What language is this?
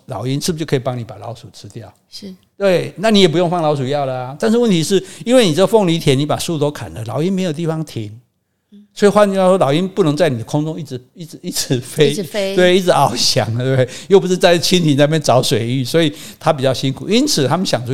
Chinese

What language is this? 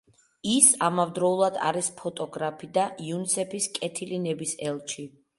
Georgian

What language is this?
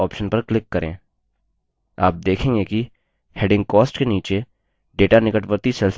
Hindi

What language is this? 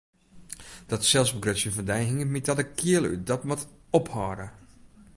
Western Frisian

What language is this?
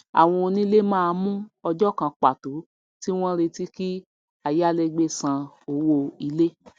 Yoruba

